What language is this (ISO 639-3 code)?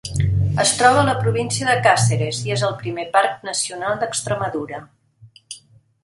cat